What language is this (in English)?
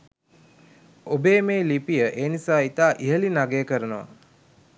Sinhala